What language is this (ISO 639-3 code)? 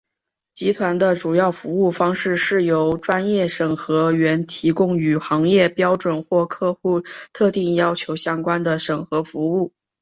zho